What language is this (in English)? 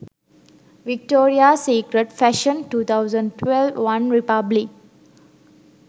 Sinhala